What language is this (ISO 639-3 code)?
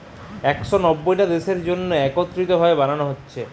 ben